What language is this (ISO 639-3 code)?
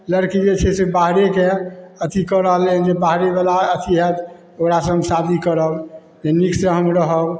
mai